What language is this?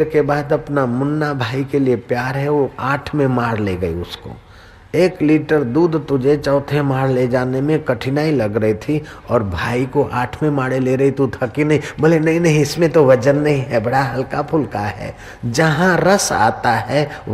Hindi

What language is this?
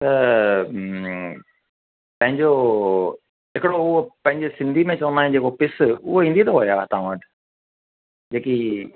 Sindhi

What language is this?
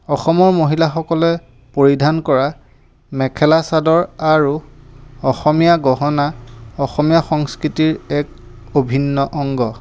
Assamese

